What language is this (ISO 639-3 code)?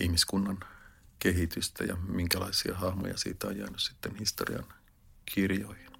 fin